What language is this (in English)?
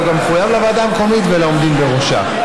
Hebrew